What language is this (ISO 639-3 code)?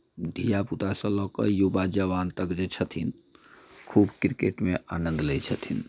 mai